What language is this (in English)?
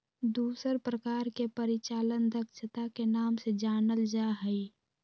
Magahi